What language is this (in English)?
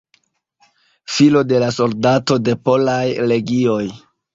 Esperanto